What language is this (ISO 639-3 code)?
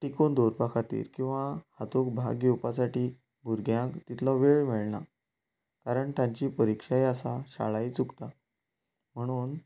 kok